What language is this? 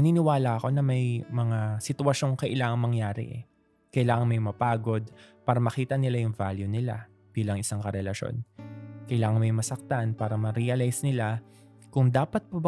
Filipino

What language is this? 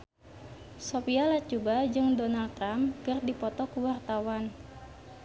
Sundanese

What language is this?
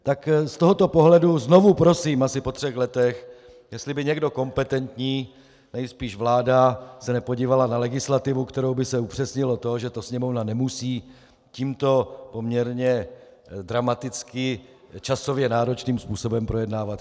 Czech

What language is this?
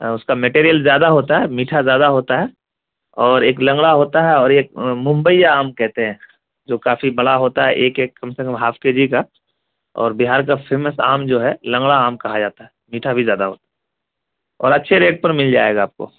Urdu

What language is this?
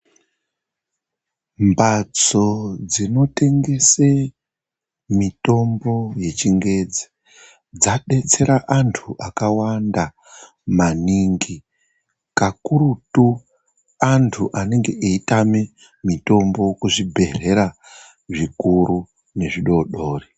Ndau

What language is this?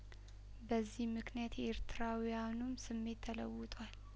Amharic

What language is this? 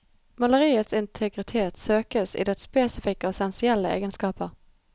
Norwegian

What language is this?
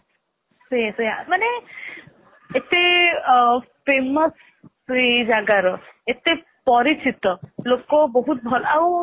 Odia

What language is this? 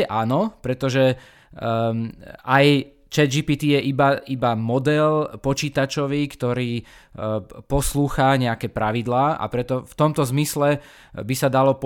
Slovak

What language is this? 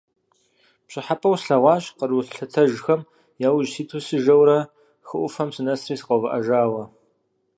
Kabardian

